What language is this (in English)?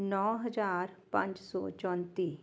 Punjabi